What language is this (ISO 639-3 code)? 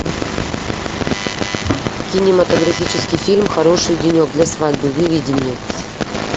rus